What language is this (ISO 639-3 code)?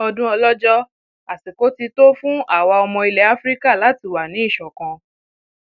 yor